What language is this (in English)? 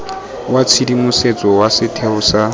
Tswana